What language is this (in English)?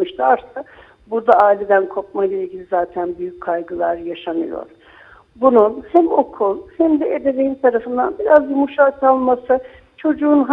Turkish